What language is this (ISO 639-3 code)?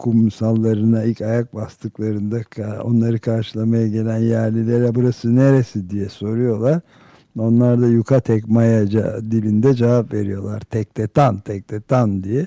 tur